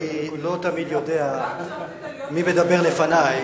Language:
Hebrew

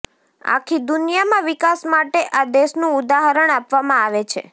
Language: Gujarati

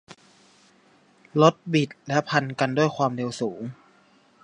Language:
Thai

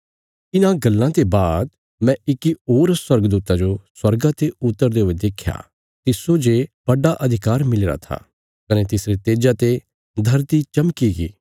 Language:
Bilaspuri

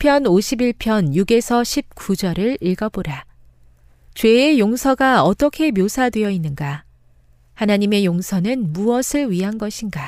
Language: Korean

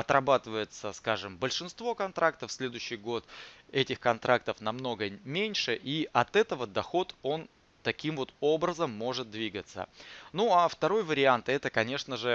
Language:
Russian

